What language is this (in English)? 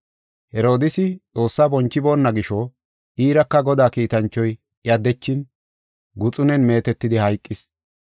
Gofa